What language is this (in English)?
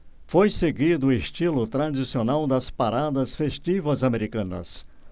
Portuguese